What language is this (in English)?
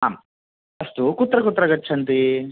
Sanskrit